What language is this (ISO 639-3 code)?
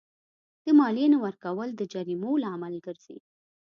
pus